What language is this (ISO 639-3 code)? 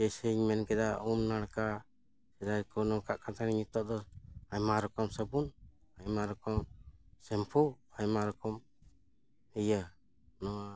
sat